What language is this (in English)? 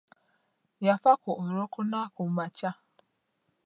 Ganda